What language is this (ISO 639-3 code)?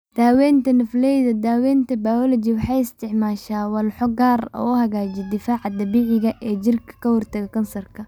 som